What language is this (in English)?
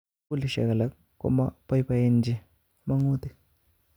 Kalenjin